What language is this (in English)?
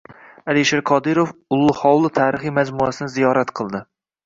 Uzbek